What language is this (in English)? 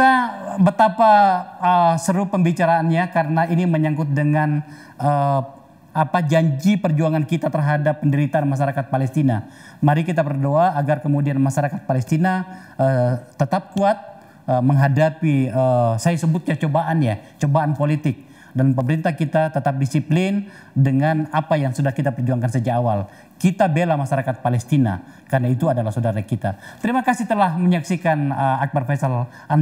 Indonesian